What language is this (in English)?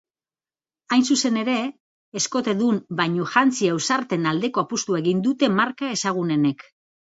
Basque